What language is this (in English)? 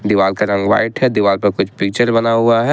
Hindi